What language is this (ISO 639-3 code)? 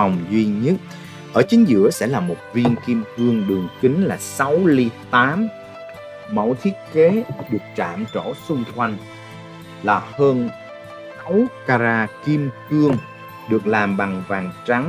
vie